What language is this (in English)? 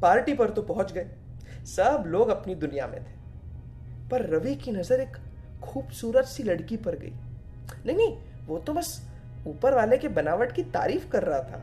Hindi